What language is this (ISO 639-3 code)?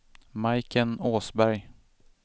swe